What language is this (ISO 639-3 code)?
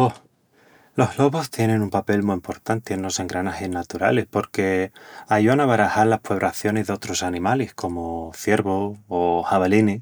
ext